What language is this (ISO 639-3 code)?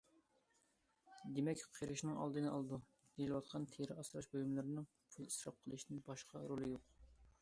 uig